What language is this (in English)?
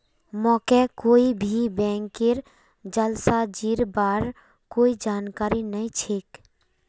Magahi